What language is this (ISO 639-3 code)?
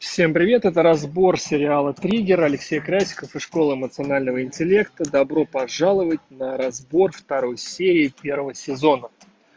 rus